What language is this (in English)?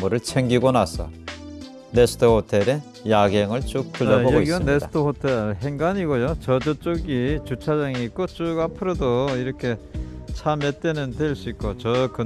Korean